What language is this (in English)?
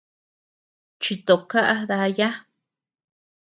Tepeuxila Cuicatec